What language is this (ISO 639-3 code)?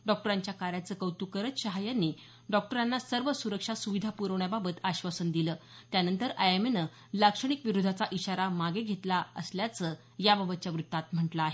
mar